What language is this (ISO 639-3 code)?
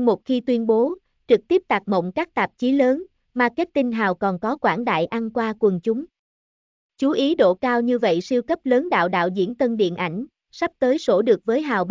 vie